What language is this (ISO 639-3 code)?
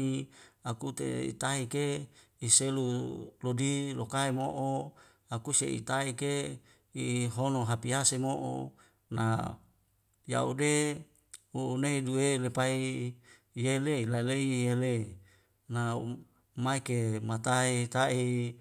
weo